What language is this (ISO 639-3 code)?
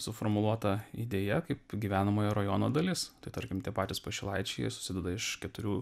lit